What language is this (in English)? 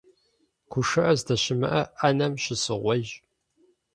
Kabardian